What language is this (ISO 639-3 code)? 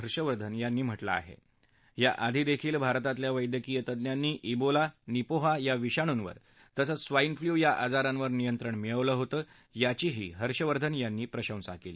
mar